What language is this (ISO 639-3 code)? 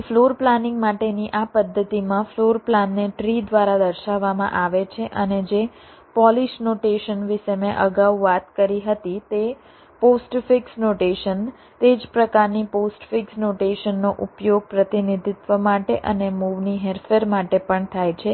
guj